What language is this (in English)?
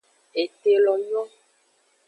Aja (Benin)